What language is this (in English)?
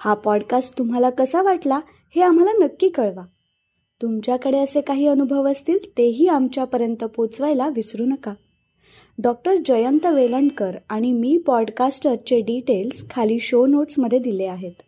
Marathi